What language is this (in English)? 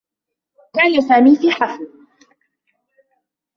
Arabic